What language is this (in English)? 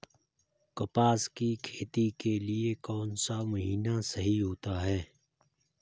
Hindi